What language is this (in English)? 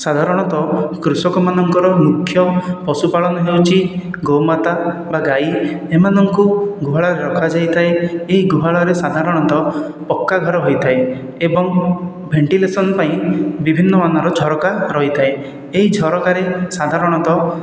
Odia